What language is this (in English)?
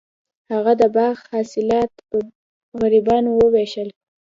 Pashto